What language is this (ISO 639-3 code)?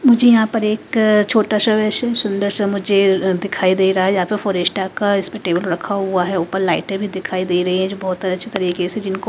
hin